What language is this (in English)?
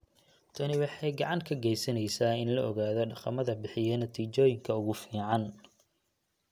Somali